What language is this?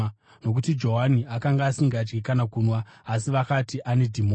Shona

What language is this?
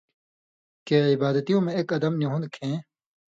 Indus Kohistani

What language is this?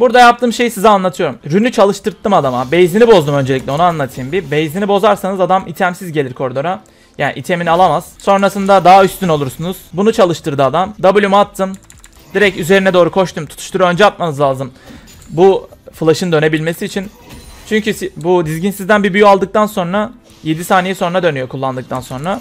Turkish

